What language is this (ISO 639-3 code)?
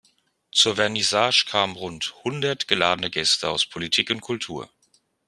deu